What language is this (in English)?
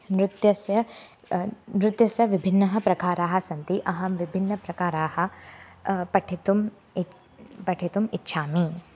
Sanskrit